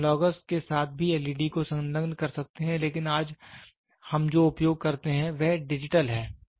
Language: Hindi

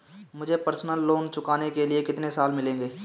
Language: Hindi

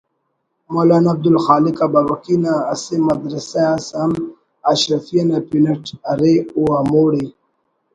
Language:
Brahui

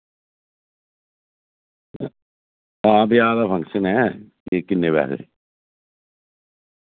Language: Dogri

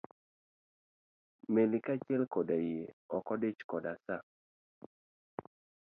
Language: Luo (Kenya and Tanzania)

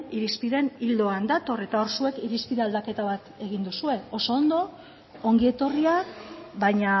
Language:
Basque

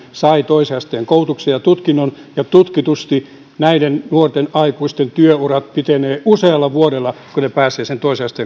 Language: Finnish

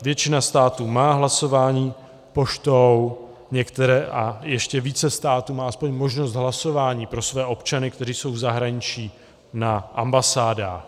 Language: Czech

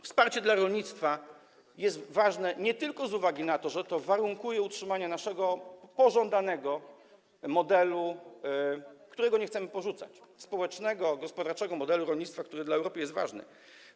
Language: Polish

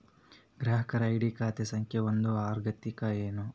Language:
Kannada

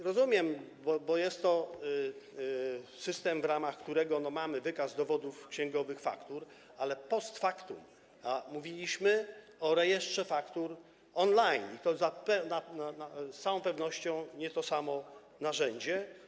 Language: Polish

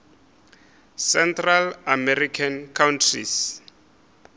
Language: Northern Sotho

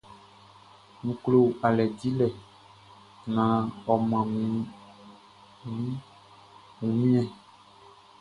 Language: Baoulé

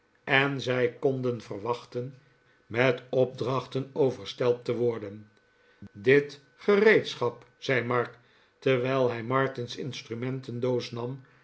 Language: Dutch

